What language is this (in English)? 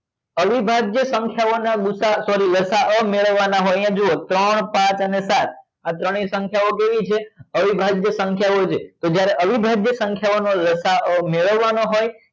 Gujarati